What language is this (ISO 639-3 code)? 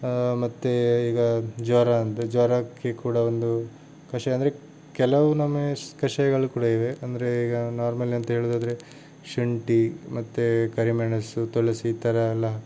kan